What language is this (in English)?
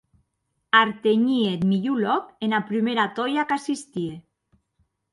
Occitan